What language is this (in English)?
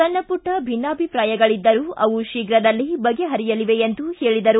Kannada